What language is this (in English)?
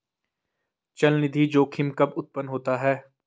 Hindi